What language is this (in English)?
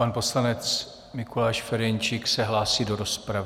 Czech